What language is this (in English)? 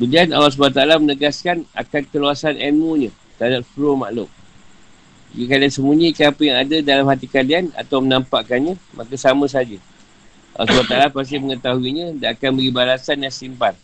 Malay